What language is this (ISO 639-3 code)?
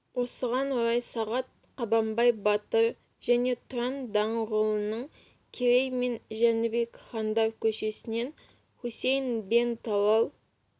kaz